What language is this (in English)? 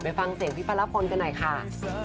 Thai